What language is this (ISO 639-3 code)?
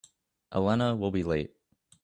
eng